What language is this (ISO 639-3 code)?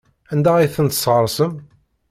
kab